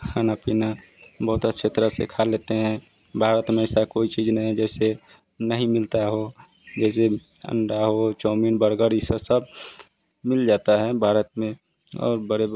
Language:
Hindi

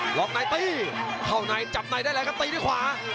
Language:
Thai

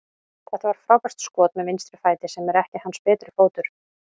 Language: Icelandic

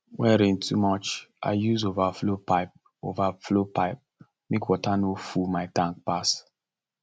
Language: Nigerian Pidgin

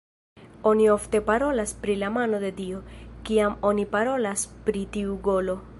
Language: Esperanto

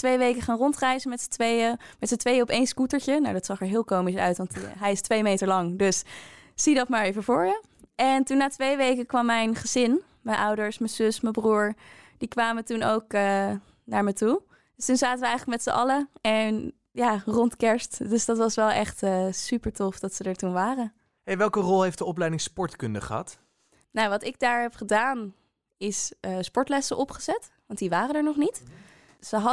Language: Dutch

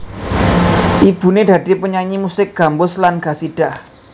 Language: Javanese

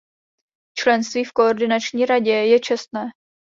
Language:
Czech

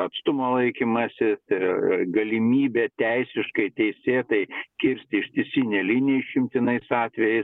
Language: Lithuanian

